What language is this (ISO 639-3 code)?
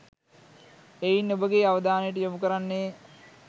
sin